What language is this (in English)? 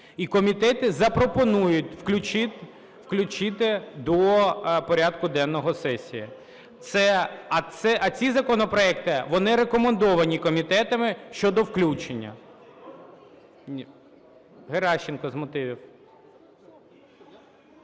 Ukrainian